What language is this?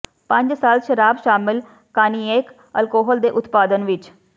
Punjabi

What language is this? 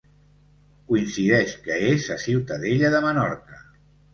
Catalan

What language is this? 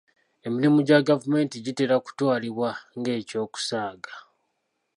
Ganda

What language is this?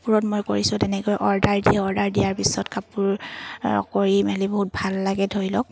Assamese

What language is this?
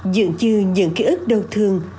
Vietnamese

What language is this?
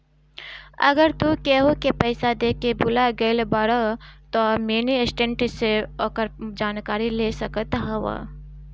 Bhojpuri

